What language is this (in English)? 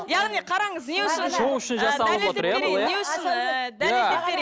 Kazakh